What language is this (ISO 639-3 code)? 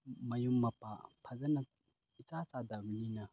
mni